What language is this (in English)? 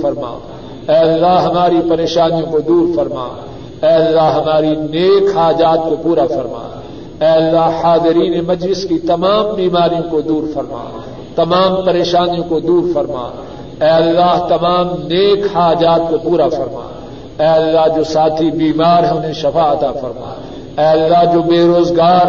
Urdu